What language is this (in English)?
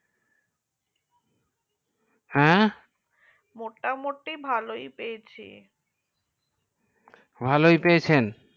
Bangla